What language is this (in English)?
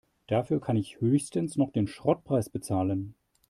German